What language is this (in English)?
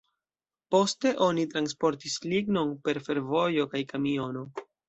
Esperanto